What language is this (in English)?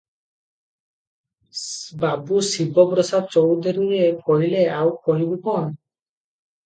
Odia